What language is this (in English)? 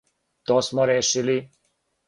Serbian